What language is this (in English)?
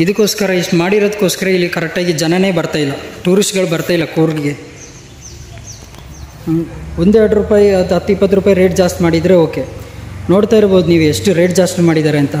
Kannada